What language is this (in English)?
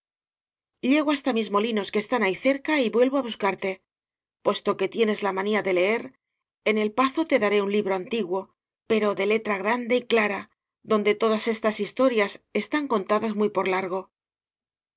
Spanish